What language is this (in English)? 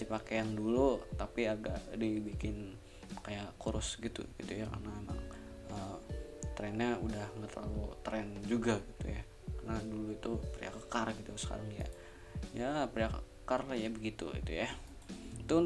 Indonesian